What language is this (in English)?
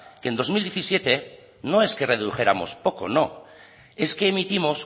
Spanish